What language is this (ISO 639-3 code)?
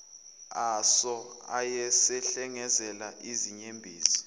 zul